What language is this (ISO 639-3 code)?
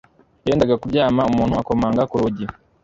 kin